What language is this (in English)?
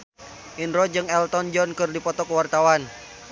Sundanese